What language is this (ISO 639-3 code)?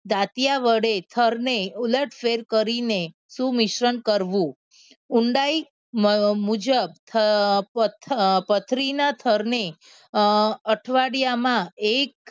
guj